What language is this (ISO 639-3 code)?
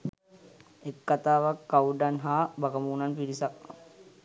sin